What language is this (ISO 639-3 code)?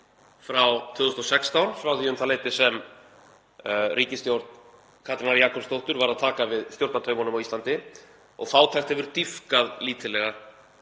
isl